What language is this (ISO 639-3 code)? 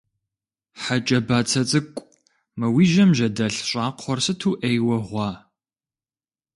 kbd